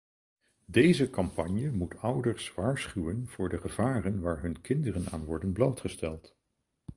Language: Dutch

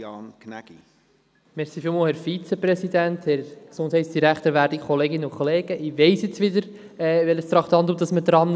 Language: Swiss German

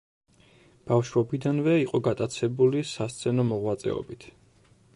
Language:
Georgian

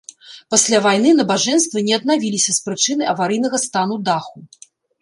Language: Belarusian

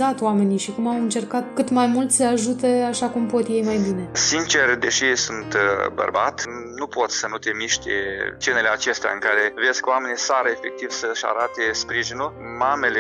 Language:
Romanian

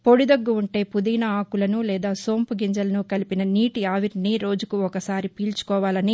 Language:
Telugu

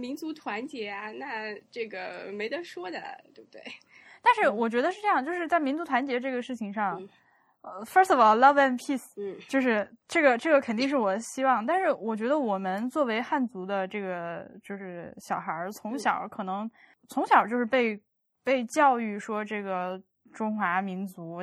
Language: Chinese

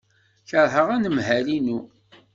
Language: Kabyle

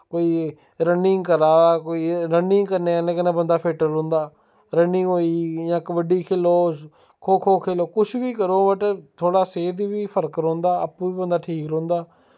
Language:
Dogri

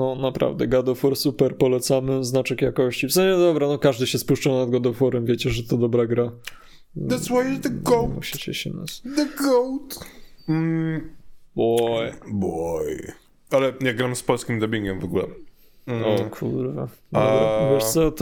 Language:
Polish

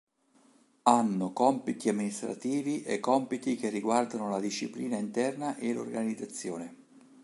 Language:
Italian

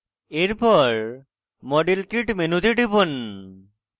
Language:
Bangla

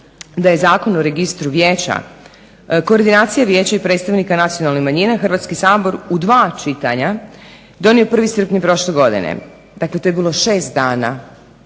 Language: Croatian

